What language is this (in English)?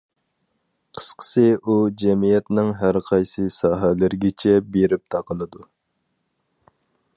Uyghur